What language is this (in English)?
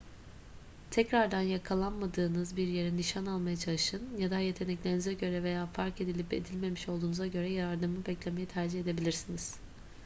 Turkish